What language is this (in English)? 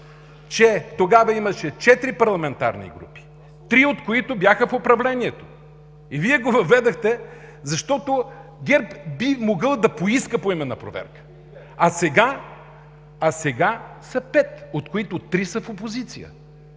Bulgarian